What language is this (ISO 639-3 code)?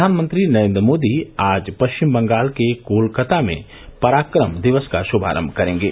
hin